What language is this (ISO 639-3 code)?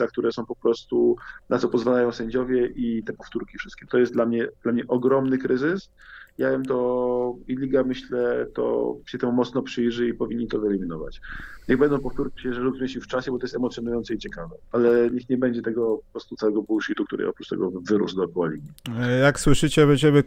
pol